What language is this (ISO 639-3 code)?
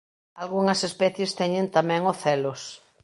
glg